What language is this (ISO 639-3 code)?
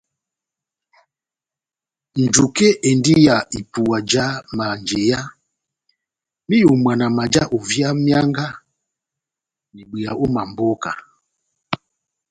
bnm